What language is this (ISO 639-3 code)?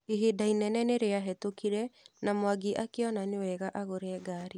kik